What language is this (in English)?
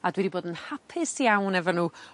Welsh